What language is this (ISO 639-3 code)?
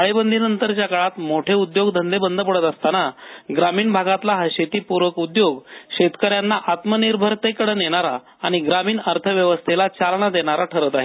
mar